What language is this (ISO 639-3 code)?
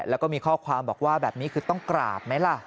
tha